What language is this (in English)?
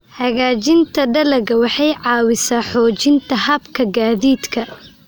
Somali